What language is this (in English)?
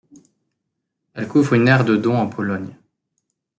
French